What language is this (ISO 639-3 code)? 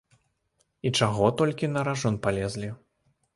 bel